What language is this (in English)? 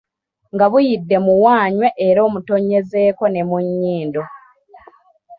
Ganda